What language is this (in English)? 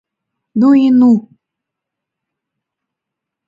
Mari